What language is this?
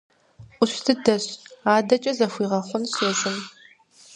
Kabardian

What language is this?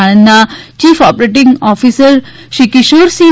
Gujarati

